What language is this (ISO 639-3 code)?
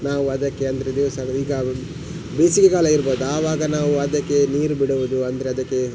kan